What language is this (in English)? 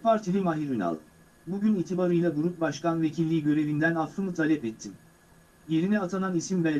Turkish